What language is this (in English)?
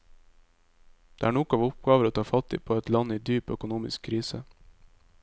Norwegian